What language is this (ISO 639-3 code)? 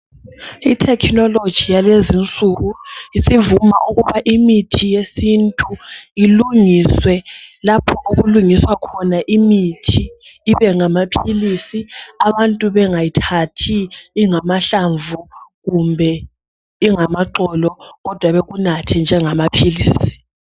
nde